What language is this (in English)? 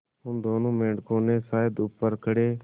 Hindi